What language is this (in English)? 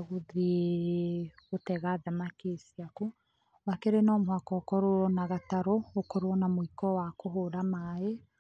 Kikuyu